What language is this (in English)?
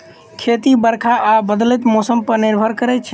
Maithili